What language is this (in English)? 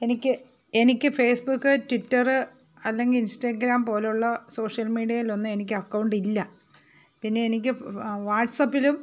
Malayalam